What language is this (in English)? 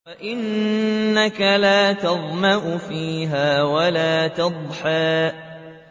Arabic